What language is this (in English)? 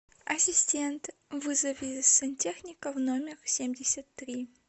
Russian